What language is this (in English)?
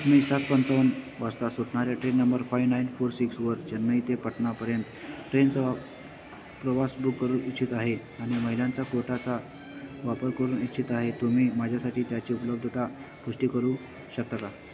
Marathi